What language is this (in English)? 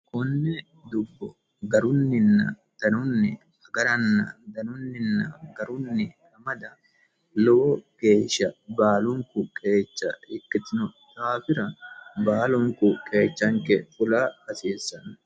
Sidamo